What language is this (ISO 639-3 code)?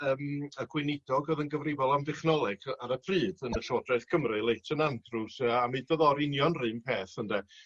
cym